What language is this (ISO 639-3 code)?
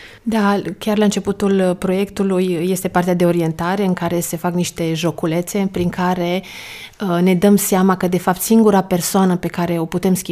ron